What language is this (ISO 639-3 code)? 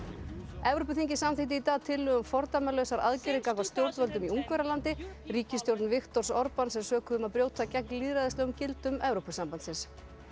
isl